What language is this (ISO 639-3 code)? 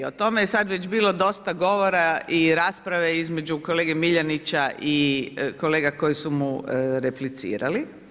hrv